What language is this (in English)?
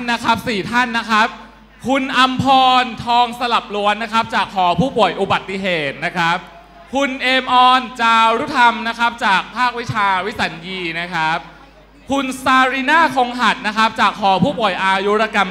Thai